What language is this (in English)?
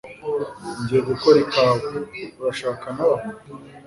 Kinyarwanda